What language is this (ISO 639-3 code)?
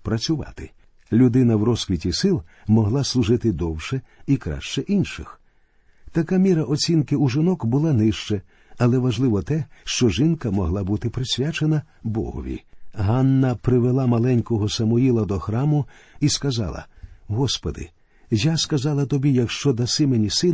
ukr